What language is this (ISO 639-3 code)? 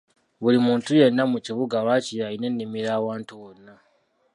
lug